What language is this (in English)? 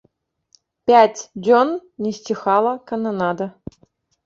Belarusian